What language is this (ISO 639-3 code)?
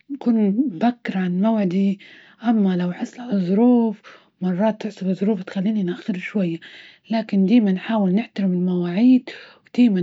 ayl